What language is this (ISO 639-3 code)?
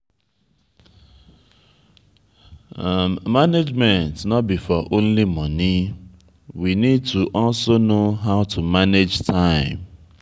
pcm